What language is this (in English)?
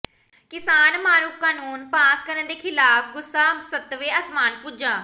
Punjabi